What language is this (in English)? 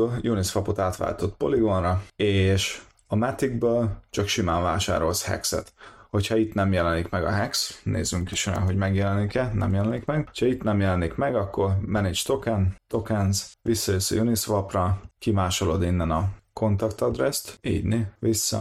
Hungarian